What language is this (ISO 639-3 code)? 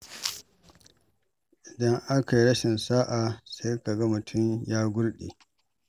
hau